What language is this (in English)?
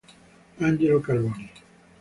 Italian